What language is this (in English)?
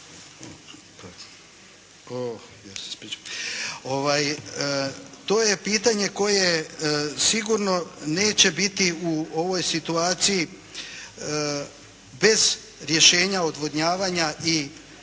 Croatian